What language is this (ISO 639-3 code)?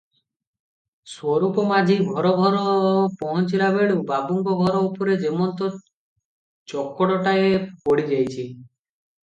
ori